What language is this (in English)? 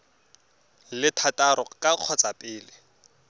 Tswana